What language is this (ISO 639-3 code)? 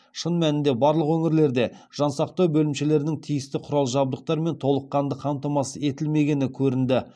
kaz